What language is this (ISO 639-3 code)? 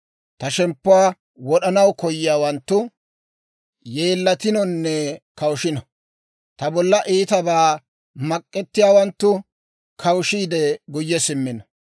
dwr